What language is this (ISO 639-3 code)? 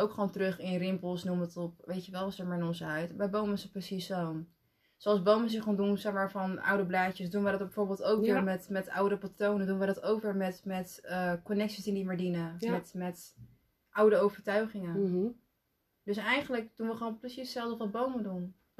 nld